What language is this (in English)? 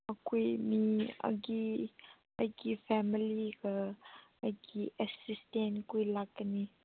Manipuri